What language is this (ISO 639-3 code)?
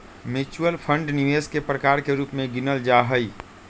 mag